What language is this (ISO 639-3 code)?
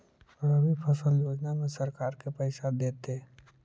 mag